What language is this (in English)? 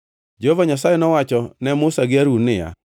Luo (Kenya and Tanzania)